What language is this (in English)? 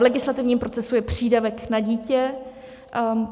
Czech